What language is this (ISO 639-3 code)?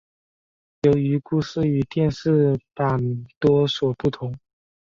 zho